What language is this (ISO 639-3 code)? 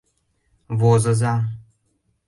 chm